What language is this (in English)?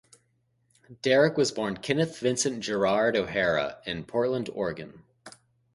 English